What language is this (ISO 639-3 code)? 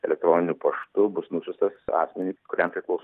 lit